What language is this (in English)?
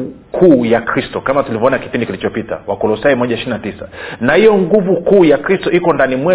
Swahili